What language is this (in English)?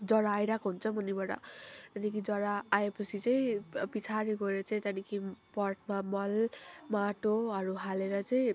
Nepali